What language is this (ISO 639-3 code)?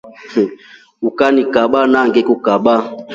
rof